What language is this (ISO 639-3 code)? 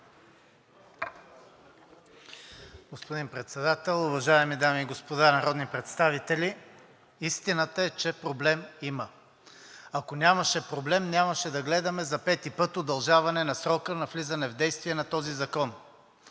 bul